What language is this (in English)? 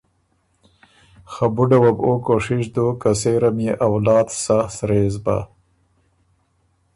Ormuri